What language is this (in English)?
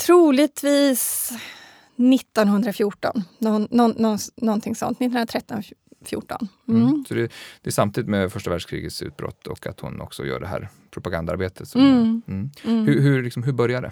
Swedish